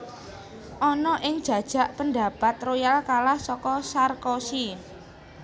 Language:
Javanese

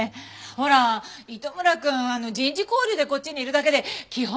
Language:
Japanese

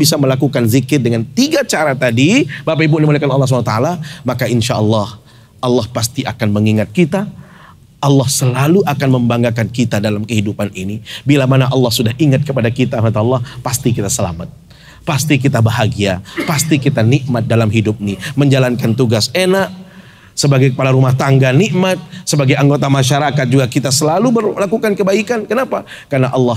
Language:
Indonesian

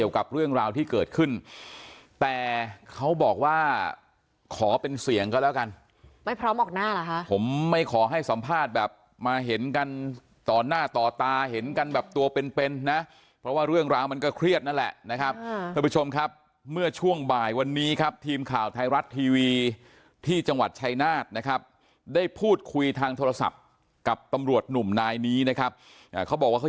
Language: Thai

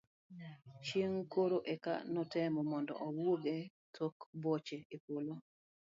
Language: Luo (Kenya and Tanzania)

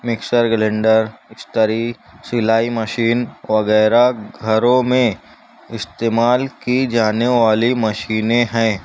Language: Urdu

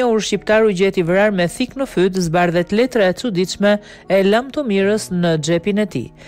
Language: Romanian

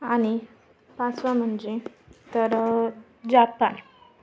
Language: Marathi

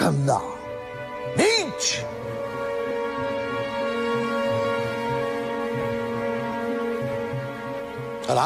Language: Hindi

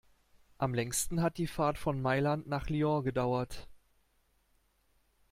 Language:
German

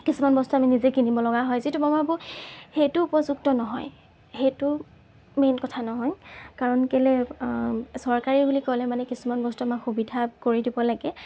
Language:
Assamese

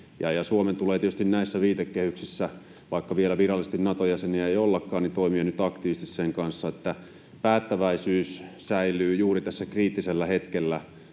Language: Finnish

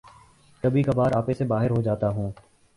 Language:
Urdu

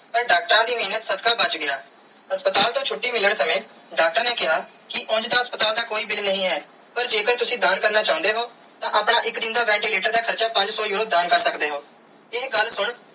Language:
Punjabi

